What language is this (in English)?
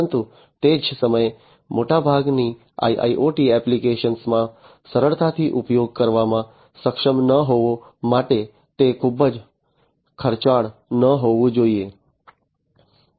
Gujarati